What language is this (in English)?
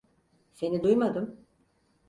Turkish